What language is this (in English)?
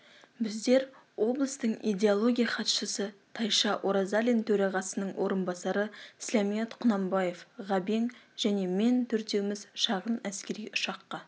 Kazakh